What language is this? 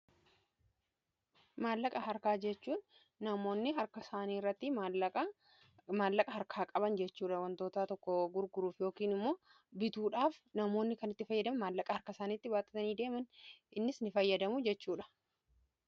Oromo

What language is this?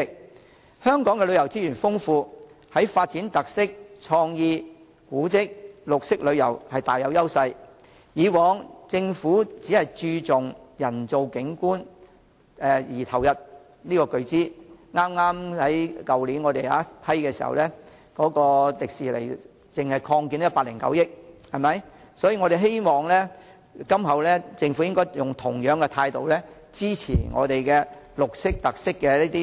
Cantonese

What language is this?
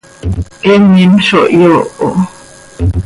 Seri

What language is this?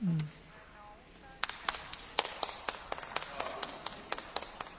Czech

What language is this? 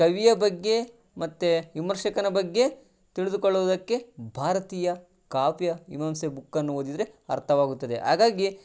Kannada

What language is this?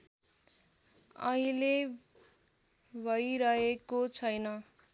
Nepali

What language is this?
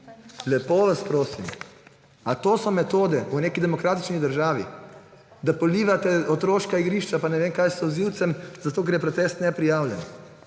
Slovenian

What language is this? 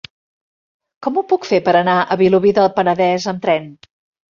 Catalan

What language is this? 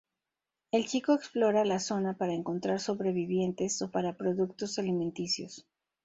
Spanish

